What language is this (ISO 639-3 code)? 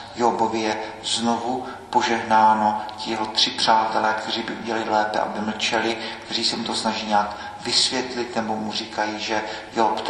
ces